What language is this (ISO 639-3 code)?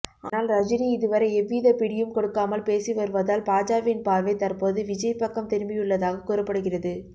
tam